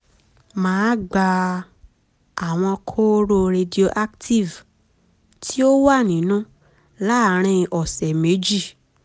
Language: Yoruba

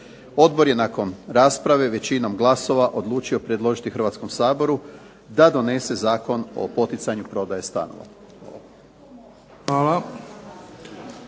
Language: Croatian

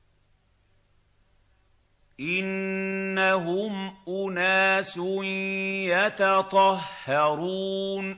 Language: Arabic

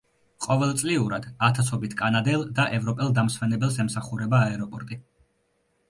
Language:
Georgian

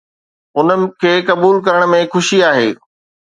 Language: Sindhi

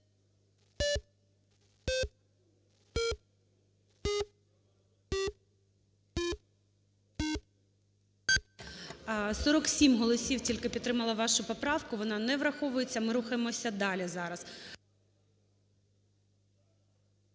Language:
Ukrainian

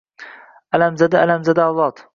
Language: Uzbek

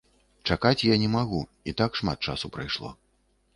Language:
Belarusian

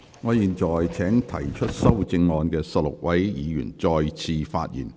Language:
Cantonese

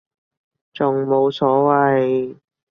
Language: Cantonese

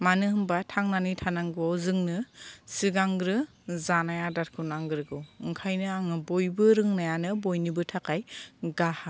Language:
Bodo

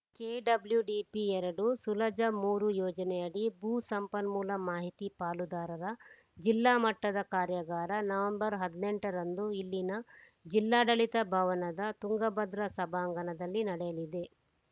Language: Kannada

